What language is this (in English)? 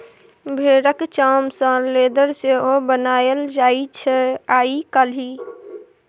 Maithili